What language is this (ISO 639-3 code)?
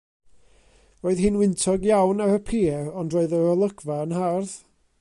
cym